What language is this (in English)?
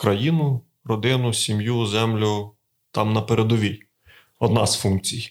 Ukrainian